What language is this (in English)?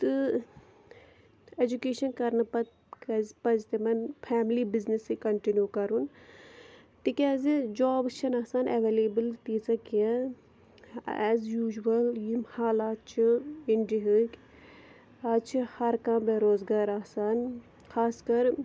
Kashmiri